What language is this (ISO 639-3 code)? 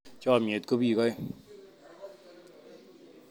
kln